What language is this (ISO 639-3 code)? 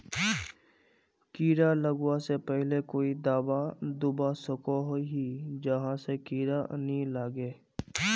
mag